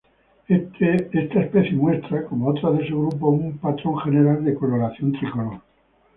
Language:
Spanish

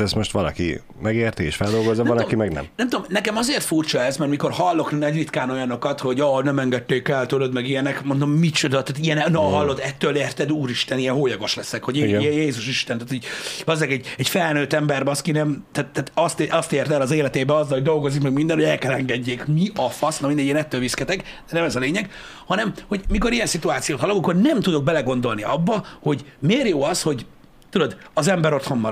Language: Hungarian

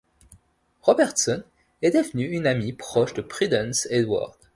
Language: French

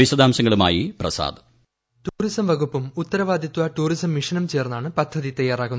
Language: Malayalam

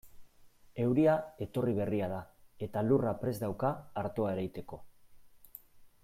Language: Basque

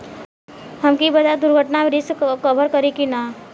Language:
Bhojpuri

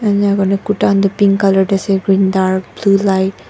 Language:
Naga Pidgin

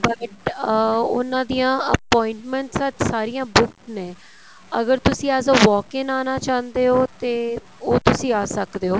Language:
Punjabi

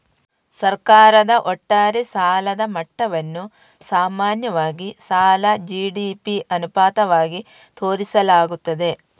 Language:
Kannada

